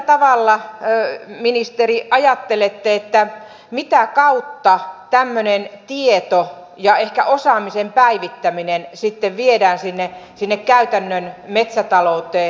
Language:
Finnish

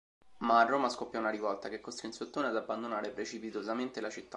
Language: Italian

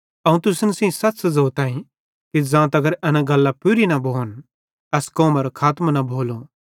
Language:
Bhadrawahi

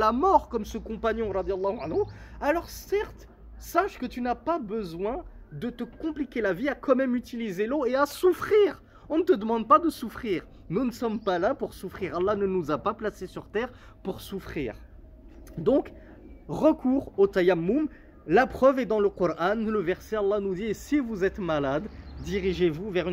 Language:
French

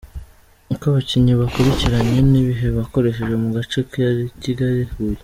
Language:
Kinyarwanda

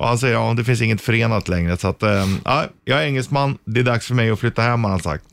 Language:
Swedish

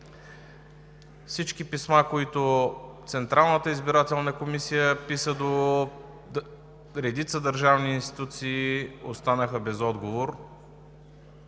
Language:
Bulgarian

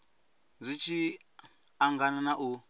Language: Venda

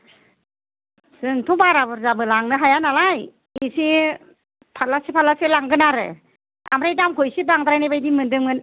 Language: Bodo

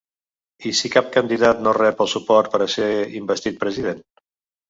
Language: Catalan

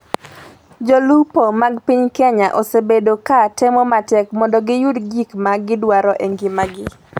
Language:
Luo (Kenya and Tanzania)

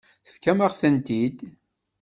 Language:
Kabyle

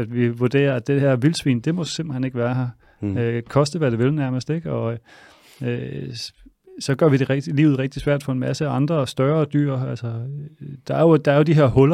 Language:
Danish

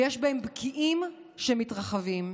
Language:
Hebrew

